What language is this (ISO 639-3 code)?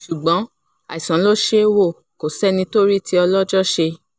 yor